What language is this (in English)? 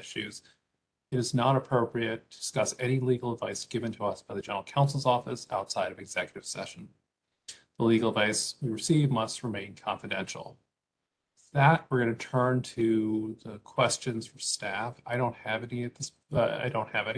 English